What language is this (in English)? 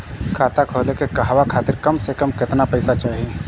Bhojpuri